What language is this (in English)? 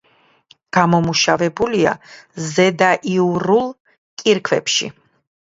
Georgian